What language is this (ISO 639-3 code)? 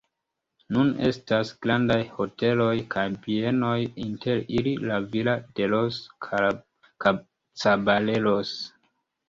epo